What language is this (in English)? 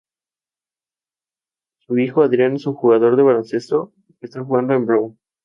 Spanish